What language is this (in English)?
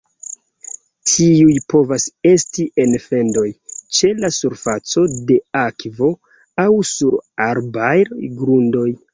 Esperanto